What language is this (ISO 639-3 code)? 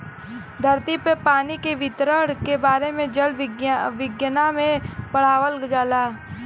bho